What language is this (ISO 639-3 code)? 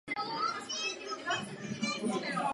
ces